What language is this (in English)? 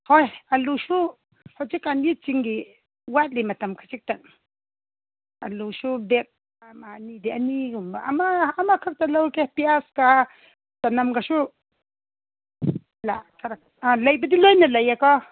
Manipuri